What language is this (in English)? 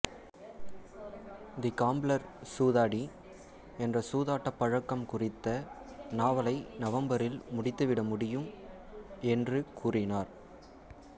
Tamil